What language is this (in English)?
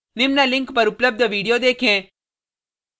Hindi